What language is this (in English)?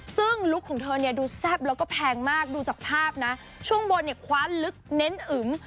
Thai